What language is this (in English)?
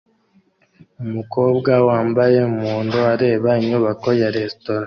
Kinyarwanda